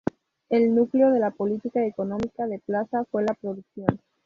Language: Spanish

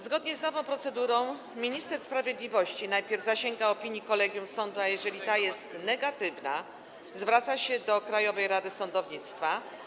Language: Polish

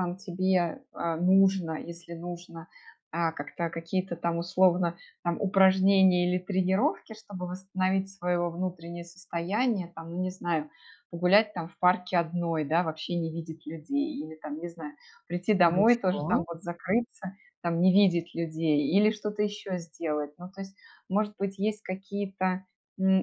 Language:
Russian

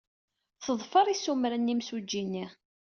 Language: Kabyle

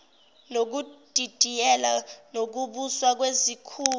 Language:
Zulu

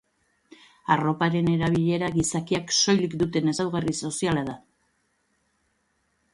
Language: Basque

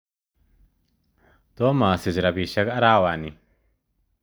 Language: Kalenjin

